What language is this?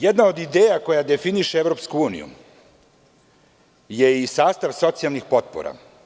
Serbian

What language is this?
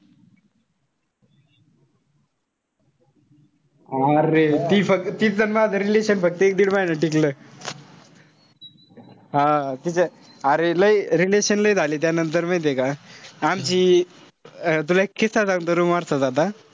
Marathi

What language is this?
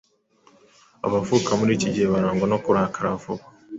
Kinyarwanda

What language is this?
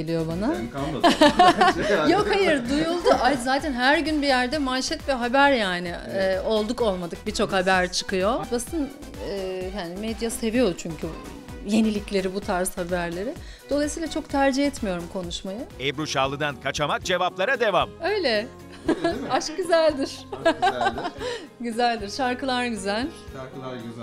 Turkish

